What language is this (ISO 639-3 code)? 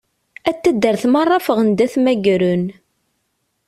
kab